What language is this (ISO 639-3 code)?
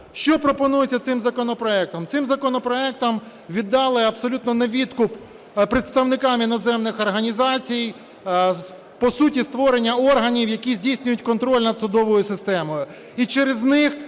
ukr